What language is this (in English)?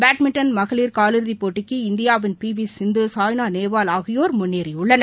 Tamil